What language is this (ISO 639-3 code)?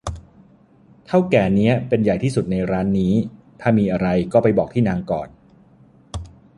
tha